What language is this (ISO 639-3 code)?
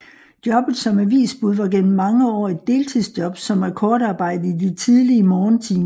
dan